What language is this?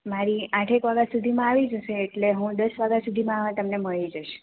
Gujarati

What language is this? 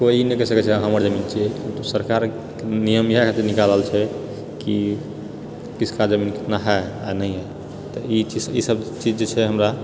Maithili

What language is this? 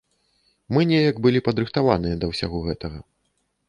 Belarusian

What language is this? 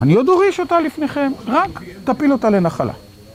Hebrew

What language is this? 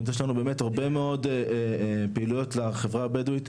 Hebrew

